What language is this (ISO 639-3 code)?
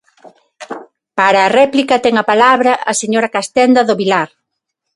glg